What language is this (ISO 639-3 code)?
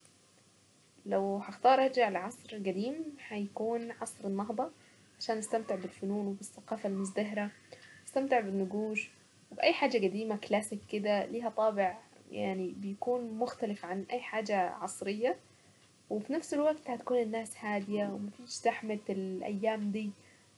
aec